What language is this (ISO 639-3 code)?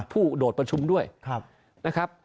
tha